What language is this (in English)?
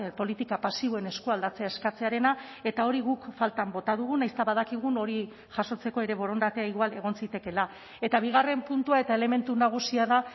Basque